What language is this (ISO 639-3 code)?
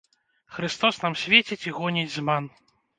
bel